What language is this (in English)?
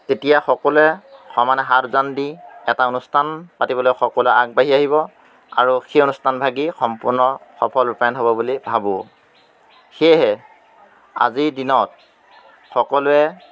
Assamese